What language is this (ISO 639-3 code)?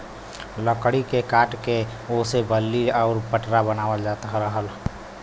bho